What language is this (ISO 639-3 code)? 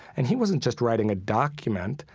eng